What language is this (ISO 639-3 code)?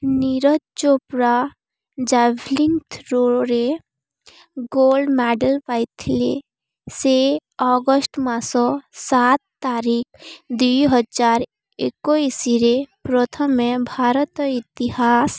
ori